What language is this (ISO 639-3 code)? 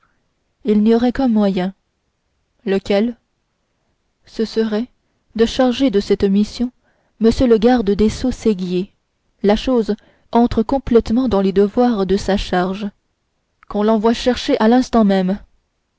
fra